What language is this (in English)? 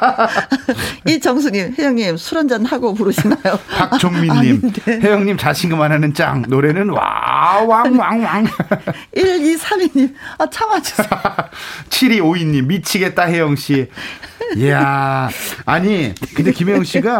Korean